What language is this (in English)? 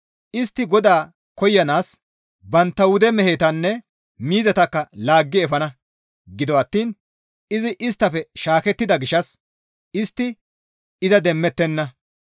Gamo